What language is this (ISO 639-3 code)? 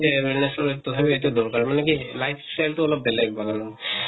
asm